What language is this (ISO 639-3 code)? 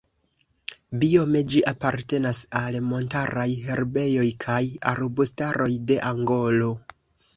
epo